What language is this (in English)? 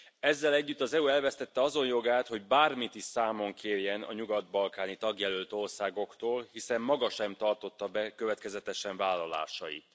Hungarian